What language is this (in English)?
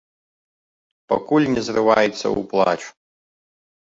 Belarusian